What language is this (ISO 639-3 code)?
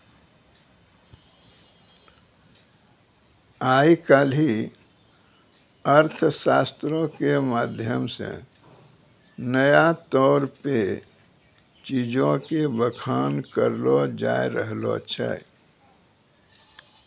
mai